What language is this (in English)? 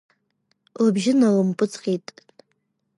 Abkhazian